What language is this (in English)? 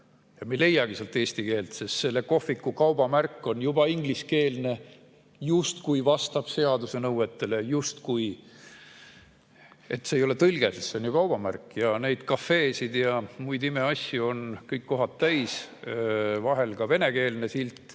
Estonian